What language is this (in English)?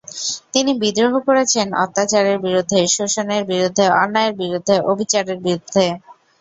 Bangla